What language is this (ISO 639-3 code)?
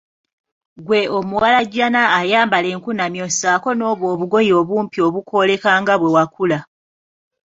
lug